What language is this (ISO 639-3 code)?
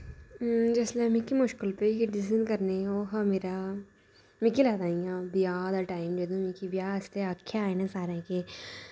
doi